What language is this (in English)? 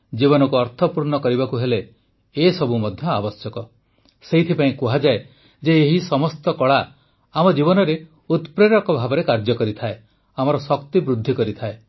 Odia